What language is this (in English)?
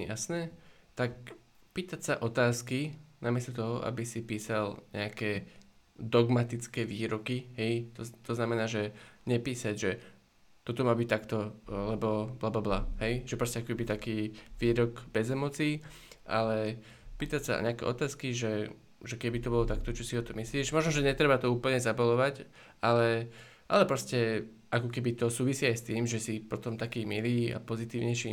Slovak